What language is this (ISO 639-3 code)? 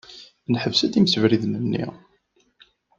kab